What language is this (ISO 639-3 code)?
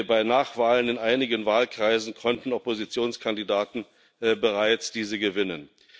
deu